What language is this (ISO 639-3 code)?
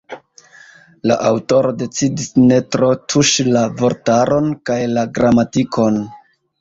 epo